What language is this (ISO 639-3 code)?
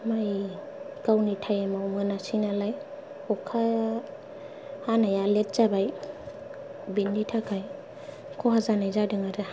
brx